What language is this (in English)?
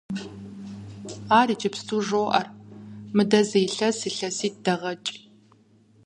Kabardian